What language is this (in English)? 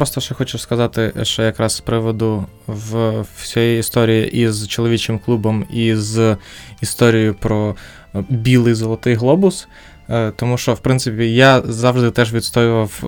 Ukrainian